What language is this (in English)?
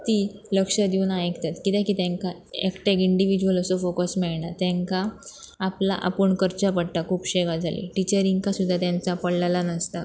Konkani